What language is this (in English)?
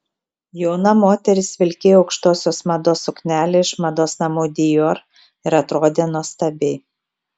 Lithuanian